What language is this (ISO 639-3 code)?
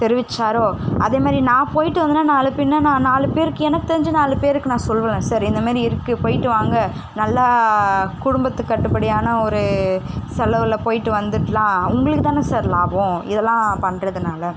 tam